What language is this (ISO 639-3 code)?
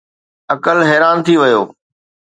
snd